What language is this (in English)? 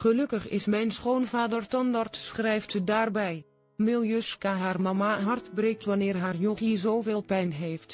Dutch